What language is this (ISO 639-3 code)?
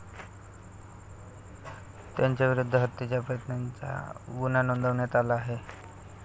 mar